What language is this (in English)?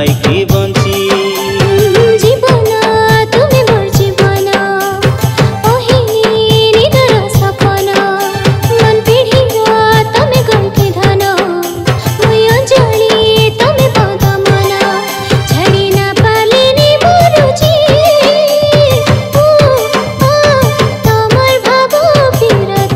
Hindi